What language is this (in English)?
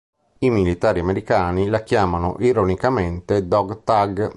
Italian